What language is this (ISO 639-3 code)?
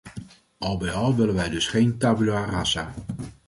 nld